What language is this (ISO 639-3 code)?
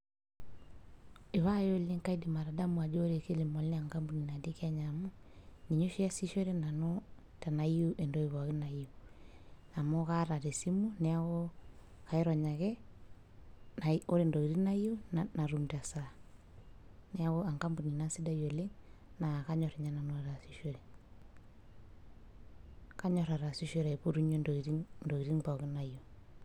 mas